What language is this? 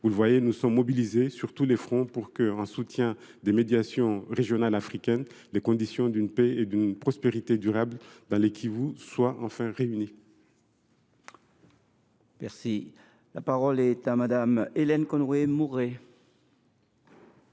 French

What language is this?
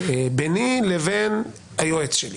Hebrew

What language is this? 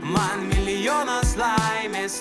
Lithuanian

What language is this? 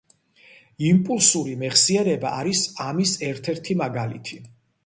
Georgian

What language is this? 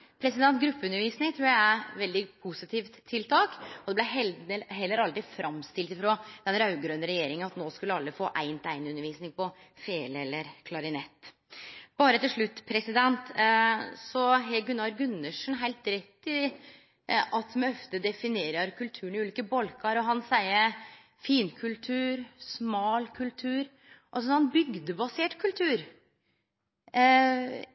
Norwegian Nynorsk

